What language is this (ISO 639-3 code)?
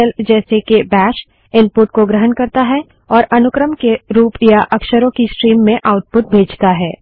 hin